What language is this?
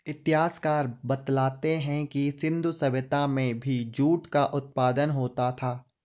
Hindi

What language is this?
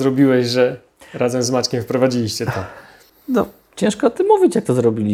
Polish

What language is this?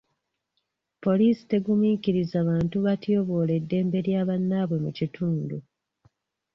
Ganda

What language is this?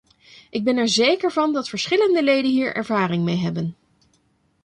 Dutch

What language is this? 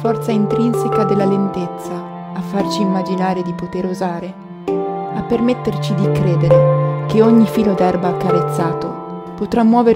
Italian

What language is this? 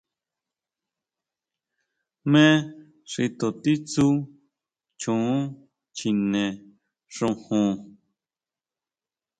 Huautla Mazatec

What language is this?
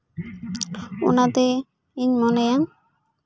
Santali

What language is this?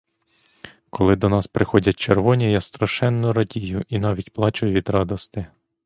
Ukrainian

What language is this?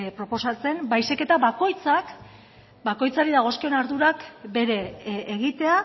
Basque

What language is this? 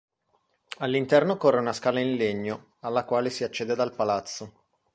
Italian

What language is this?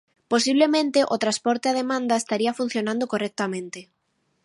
Galician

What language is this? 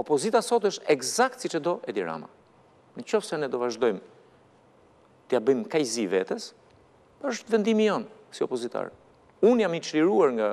Romanian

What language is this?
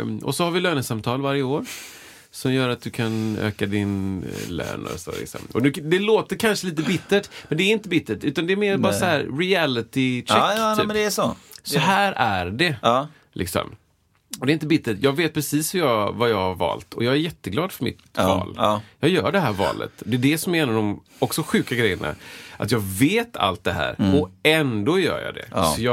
Swedish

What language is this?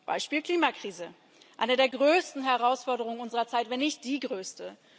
German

